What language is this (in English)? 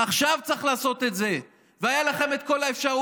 Hebrew